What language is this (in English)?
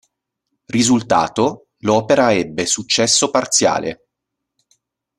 Italian